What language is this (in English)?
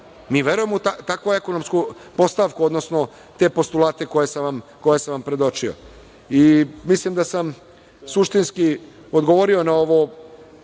Serbian